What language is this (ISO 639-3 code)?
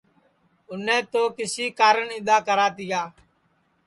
ssi